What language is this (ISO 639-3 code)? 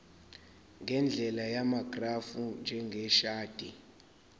zul